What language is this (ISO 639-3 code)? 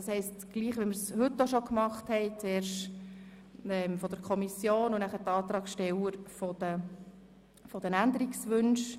gsw